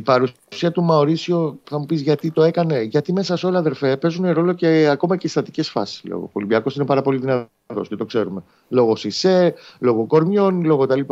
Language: Greek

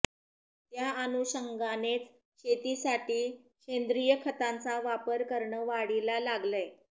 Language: Marathi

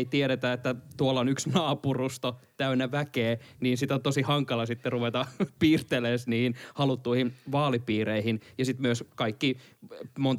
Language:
Finnish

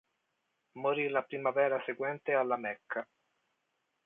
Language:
Italian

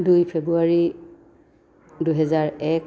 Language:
Assamese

